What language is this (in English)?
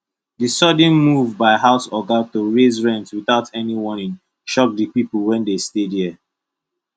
Nigerian Pidgin